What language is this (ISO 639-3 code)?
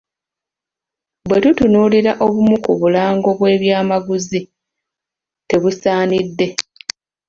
lug